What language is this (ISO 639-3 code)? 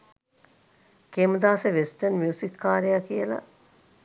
sin